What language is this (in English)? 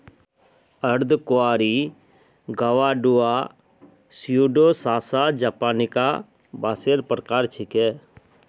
Magahi